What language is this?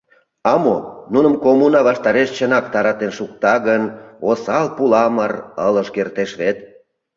Mari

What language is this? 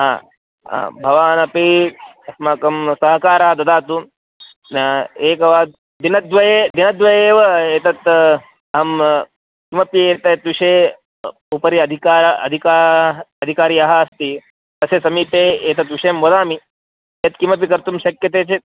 Sanskrit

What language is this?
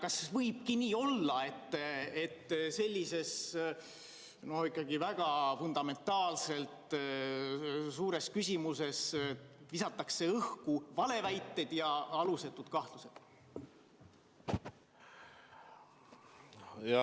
Estonian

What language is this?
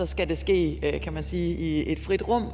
Danish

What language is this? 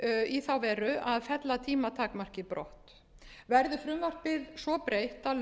Icelandic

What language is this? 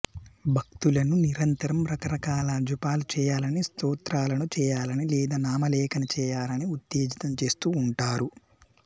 Telugu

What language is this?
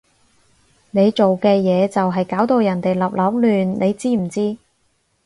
Cantonese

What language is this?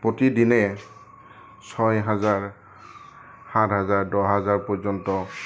Assamese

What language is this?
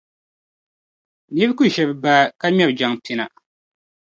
Dagbani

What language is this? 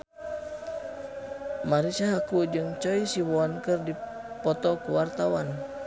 Sundanese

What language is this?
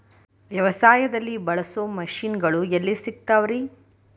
Kannada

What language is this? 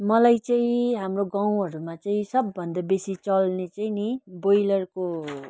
Nepali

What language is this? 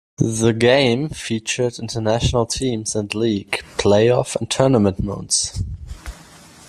English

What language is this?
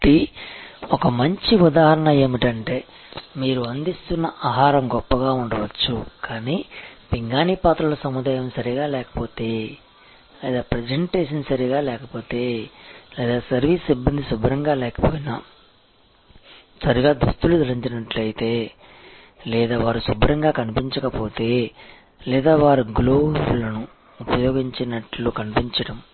Telugu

